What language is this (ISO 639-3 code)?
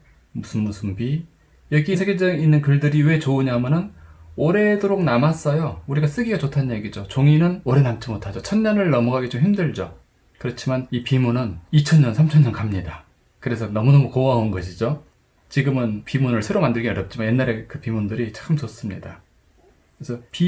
kor